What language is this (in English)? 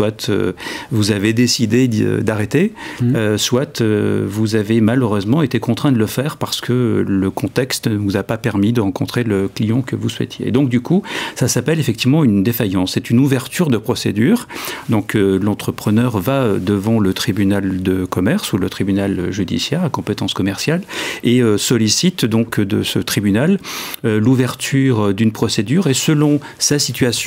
French